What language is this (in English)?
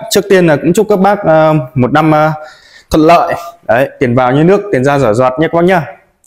Vietnamese